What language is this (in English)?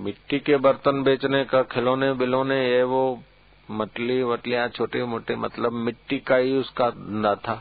Hindi